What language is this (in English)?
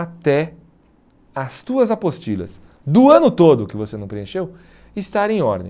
Portuguese